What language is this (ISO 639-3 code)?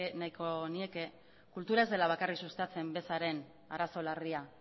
eus